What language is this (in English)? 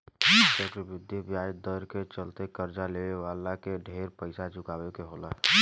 Bhojpuri